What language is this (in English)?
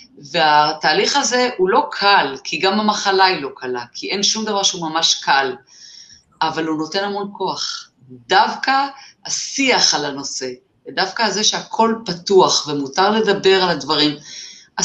Hebrew